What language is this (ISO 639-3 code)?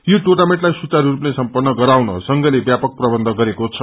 nep